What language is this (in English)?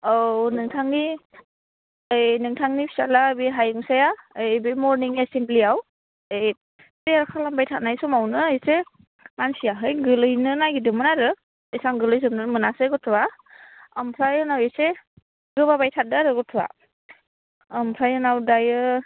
Bodo